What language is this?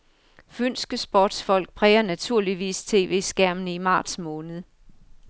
Danish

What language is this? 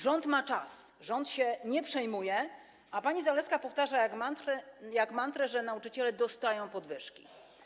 Polish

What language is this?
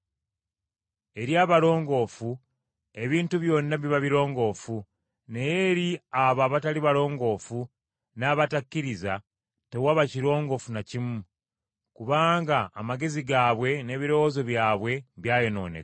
Ganda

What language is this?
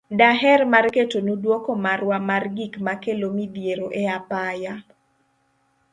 Luo (Kenya and Tanzania)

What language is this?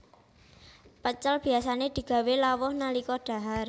Javanese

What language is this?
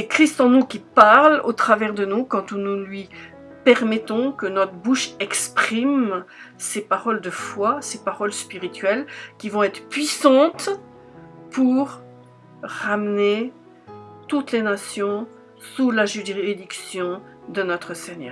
French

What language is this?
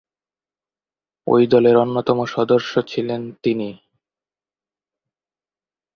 Bangla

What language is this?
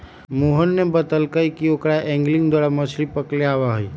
Magahi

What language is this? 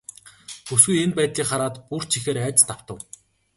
Mongolian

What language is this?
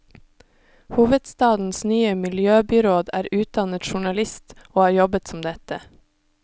Norwegian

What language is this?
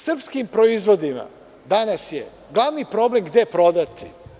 Serbian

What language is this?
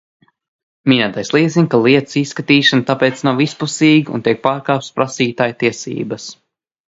Latvian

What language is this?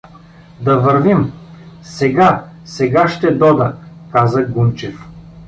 Bulgarian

